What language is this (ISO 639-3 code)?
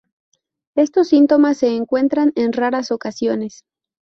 spa